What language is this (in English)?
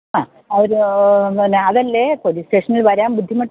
Malayalam